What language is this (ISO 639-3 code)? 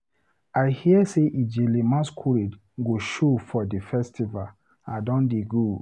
pcm